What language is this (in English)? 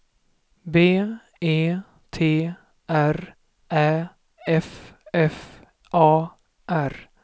Swedish